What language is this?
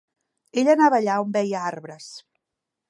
Catalan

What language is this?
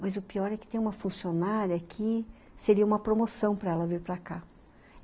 Portuguese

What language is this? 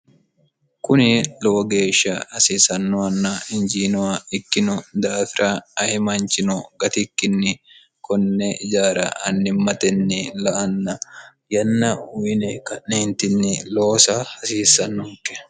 Sidamo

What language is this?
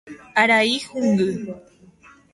Guarani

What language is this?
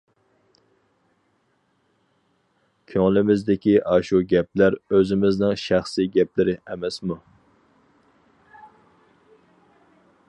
Uyghur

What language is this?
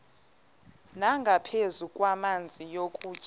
Xhosa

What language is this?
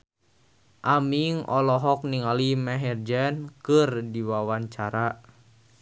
Sundanese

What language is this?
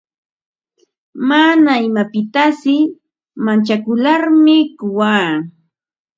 Ambo-Pasco Quechua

